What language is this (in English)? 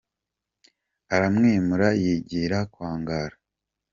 Kinyarwanda